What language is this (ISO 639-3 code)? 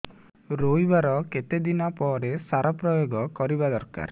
ori